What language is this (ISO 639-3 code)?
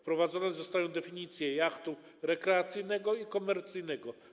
pol